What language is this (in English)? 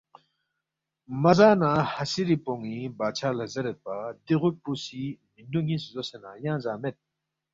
Balti